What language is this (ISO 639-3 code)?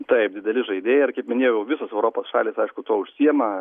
lit